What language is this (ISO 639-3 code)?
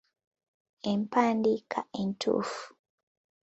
lug